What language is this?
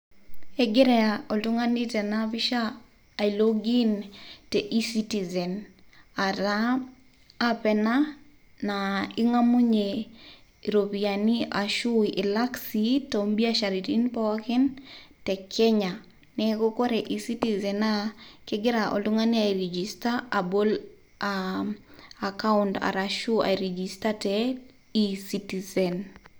Masai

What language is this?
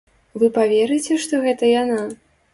Belarusian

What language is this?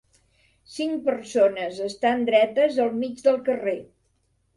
Catalan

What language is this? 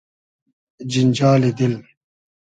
Hazaragi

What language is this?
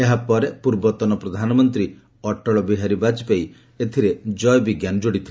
Odia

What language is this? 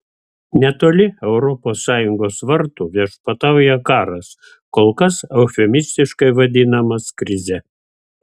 Lithuanian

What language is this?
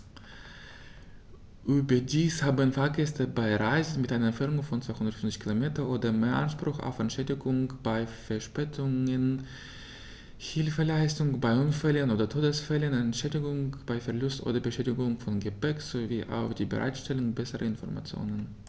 German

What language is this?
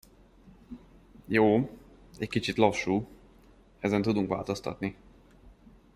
Hungarian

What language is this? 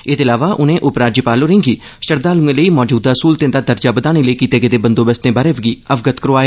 Dogri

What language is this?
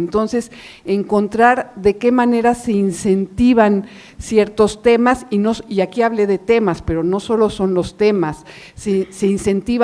Spanish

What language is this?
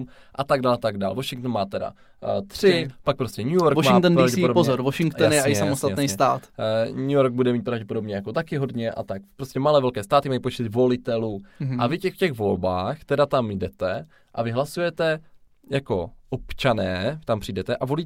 Czech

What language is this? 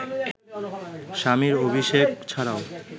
Bangla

